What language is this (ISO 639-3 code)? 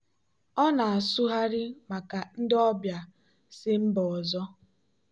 ibo